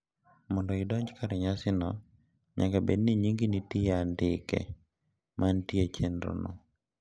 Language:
Luo (Kenya and Tanzania)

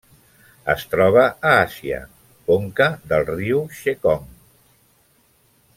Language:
Catalan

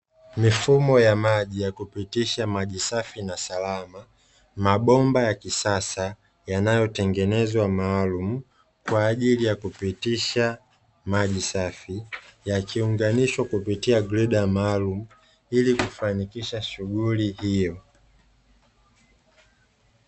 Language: Swahili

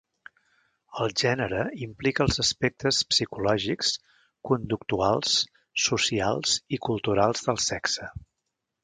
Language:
Catalan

